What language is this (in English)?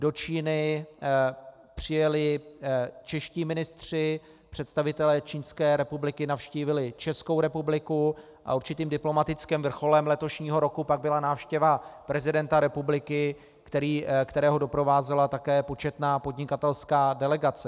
Czech